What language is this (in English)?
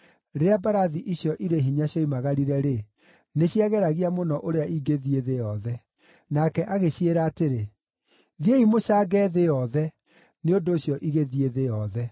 Kikuyu